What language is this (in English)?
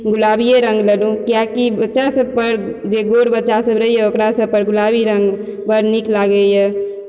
Maithili